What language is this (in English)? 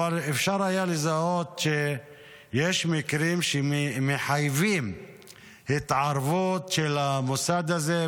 Hebrew